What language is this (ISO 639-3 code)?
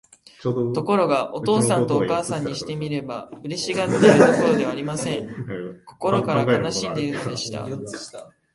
jpn